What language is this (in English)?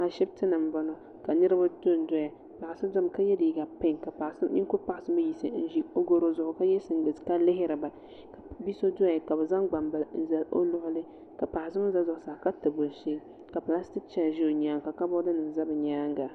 Dagbani